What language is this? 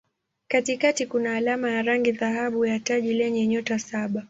Swahili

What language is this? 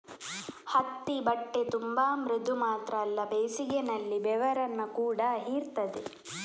Kannada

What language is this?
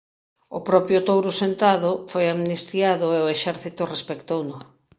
Galician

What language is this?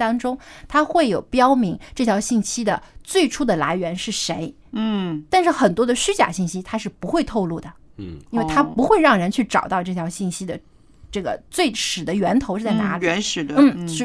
Chinese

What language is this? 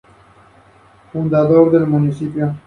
Spanish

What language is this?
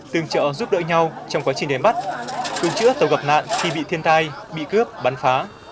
Vietnamese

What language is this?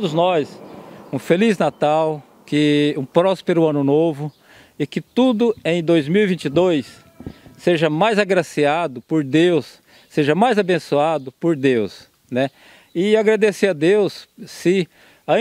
Portuguese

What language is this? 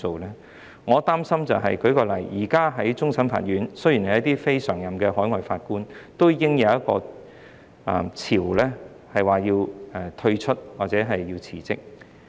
Cantonese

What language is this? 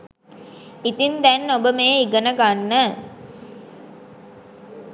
Sinhala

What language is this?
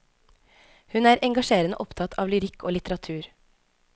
Norwegian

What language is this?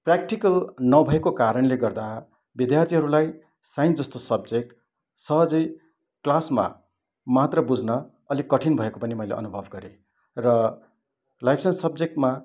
Nepali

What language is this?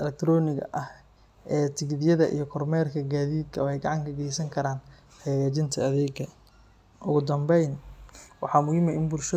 Somali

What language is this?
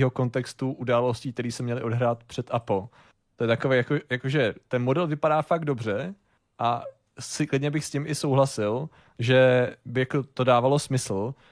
Czech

